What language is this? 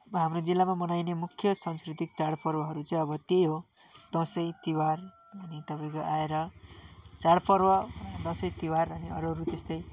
Nepali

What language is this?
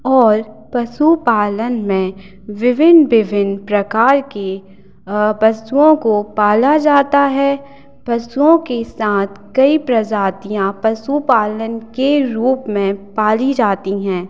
Hindi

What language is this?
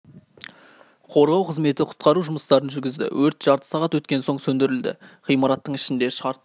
Kazakh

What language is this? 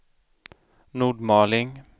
Swedish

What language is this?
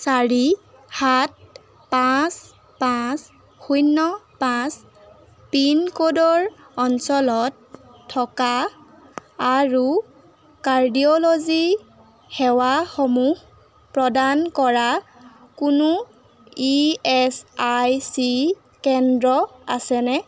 Assamese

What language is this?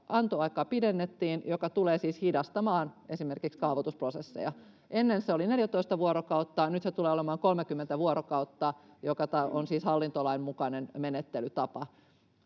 Finnish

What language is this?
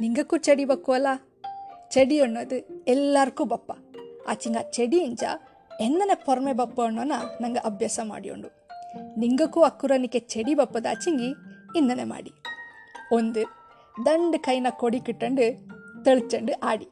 Kannada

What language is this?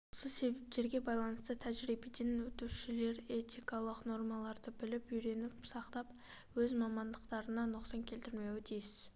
Kazakh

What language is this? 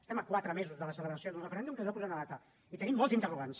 Catalan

